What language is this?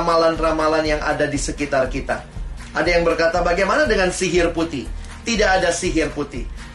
Indonesian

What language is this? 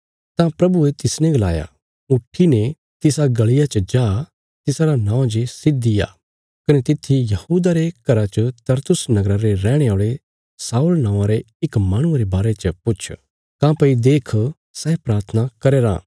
Bilaspuri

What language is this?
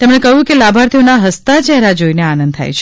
Gujarati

